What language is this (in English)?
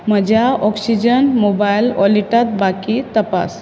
Konkani